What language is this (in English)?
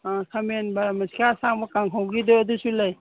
Manipuri